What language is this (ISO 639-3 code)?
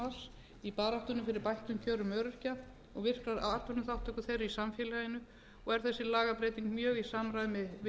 isl